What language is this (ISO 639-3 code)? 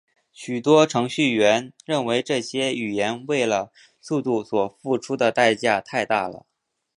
zho